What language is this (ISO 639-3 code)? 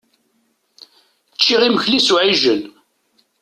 kab